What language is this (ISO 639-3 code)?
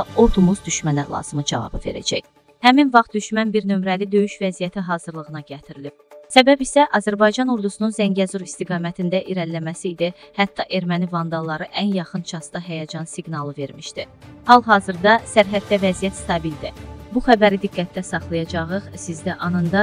tur